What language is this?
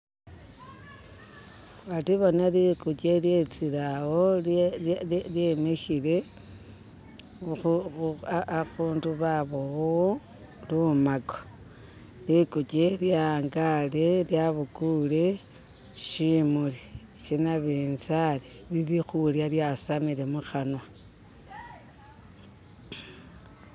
Masaaba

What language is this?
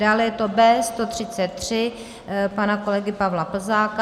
Czech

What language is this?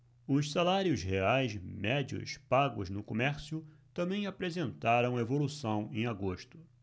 Portuguese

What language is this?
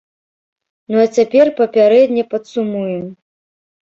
Belarusian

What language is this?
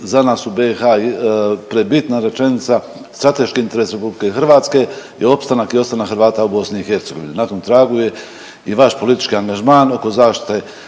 Croatian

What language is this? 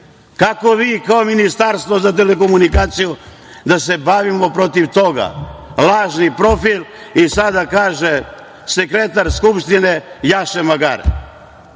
Serbian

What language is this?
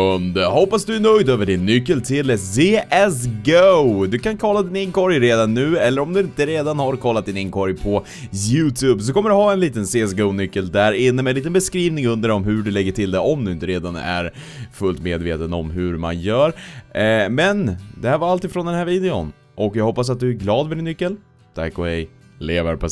Swedish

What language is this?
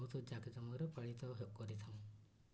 Odia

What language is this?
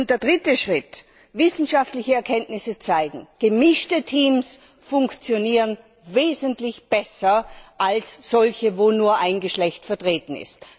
German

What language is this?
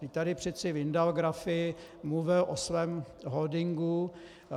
Czech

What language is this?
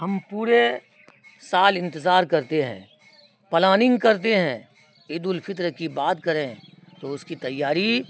Urdu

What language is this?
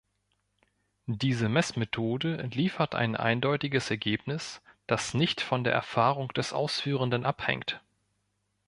German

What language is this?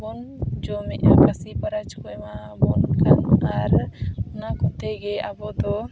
Santali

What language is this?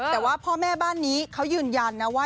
Thai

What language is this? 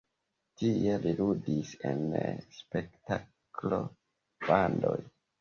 Esperanto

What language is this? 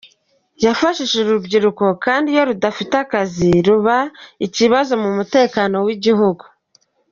Kinyarwanda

